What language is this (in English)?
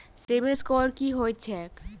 Maithili